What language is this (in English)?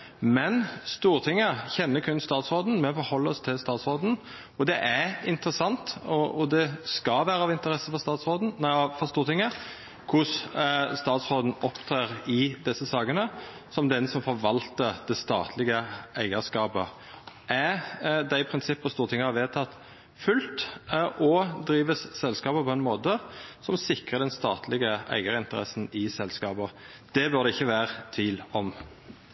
Norwegian Nynorsk